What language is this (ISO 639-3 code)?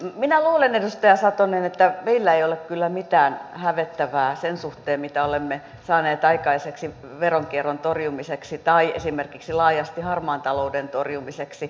fin